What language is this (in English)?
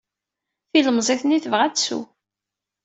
Kabyle